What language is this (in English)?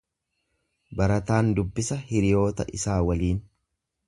Oromo